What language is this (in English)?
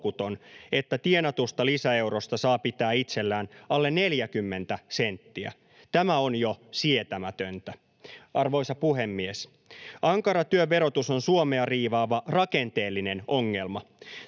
Finnish